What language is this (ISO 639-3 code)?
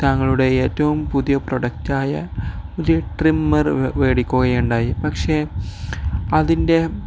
mal